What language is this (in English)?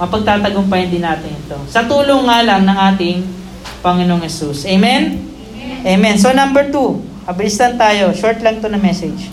Filipino